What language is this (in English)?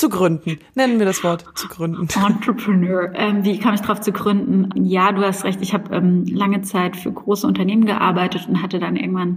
German